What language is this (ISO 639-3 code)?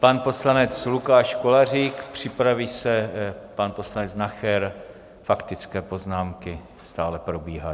ces